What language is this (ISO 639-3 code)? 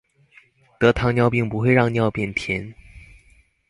zho